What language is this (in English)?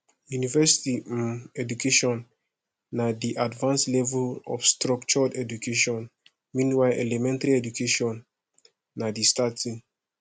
Nigerian Pidgin